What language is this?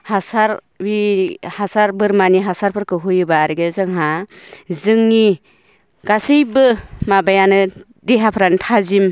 Bodo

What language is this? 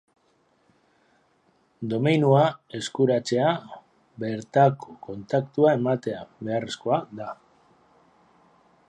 Basque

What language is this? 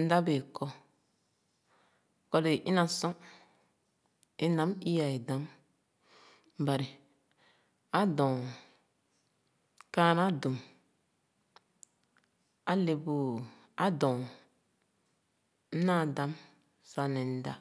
Khana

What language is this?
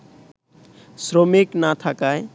Bangla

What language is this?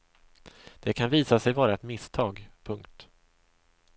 Swedish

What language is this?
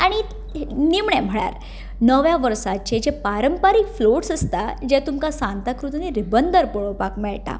Konkani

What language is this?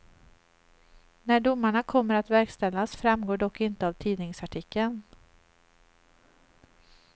Swedish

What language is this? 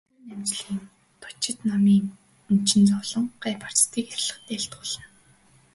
Mongolian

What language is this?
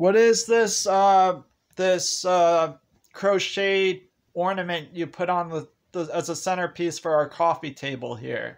English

